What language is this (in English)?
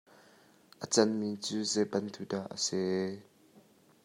Hakha Chin